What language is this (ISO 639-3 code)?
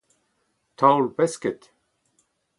bre